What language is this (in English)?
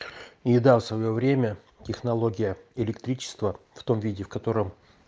Russian